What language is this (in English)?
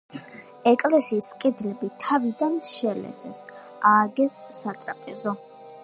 Georgian